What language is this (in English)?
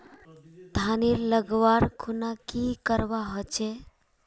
Magahi